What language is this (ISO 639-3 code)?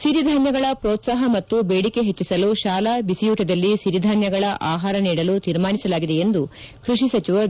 kan